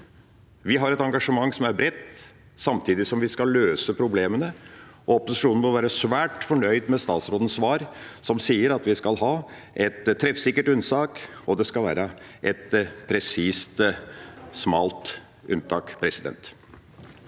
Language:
Norwegian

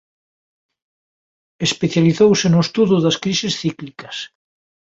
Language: Galician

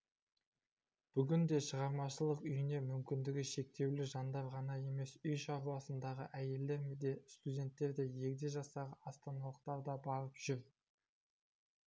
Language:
Kazakh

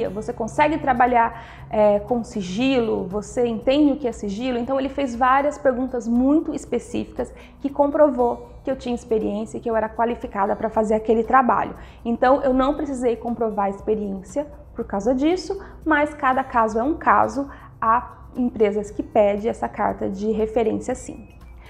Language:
Portuguese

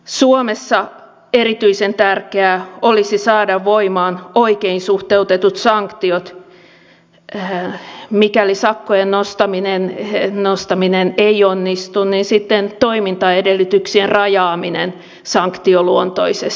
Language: Finnish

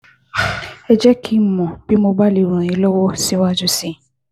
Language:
Yoruba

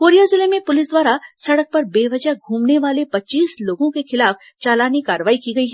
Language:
Hindi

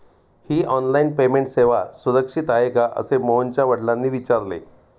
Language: Marathi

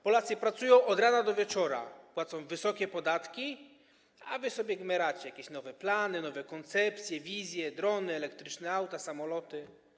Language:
Polish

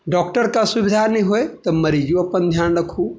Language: Maithili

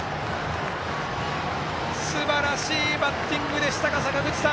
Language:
Japanese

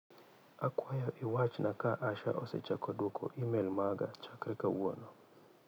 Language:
Luo (Kenya and Tanzania)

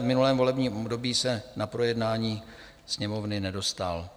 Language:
Czech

